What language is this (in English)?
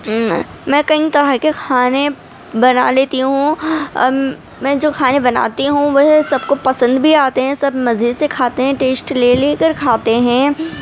Urdu